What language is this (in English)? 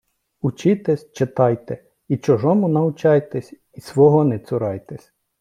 Ukrainian